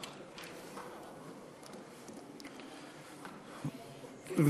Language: Hebrew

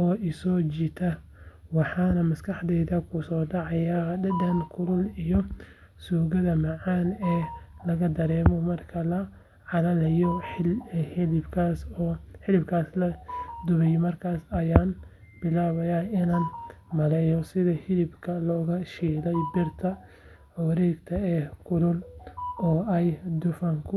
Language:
Somali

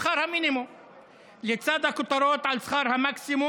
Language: Hebrew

